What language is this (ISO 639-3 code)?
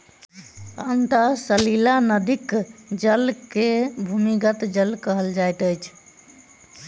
mai